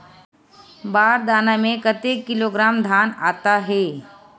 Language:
Chhattisgarhi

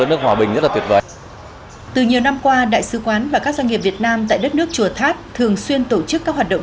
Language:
Vietnamese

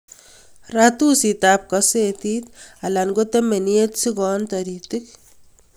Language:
Kalenjin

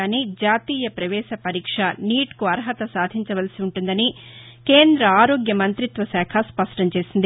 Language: Telugu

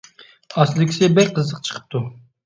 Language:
Uyghur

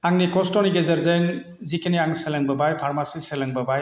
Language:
Bodo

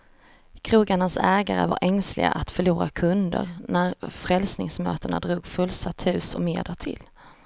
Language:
Swedish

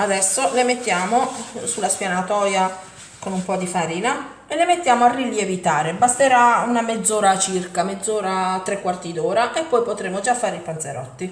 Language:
Italian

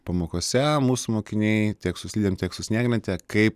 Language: Lithuanian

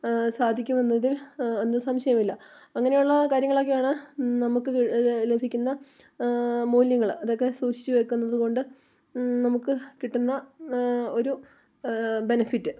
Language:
Malayalam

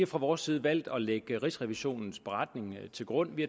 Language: Danish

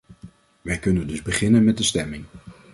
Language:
Dutch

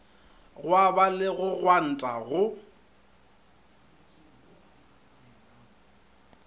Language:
Northern Sotho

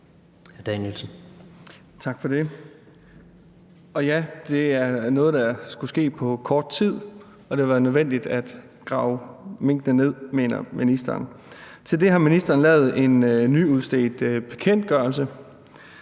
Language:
Danish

